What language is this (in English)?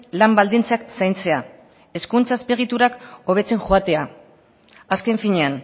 Basque